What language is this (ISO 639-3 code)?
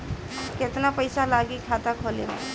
bho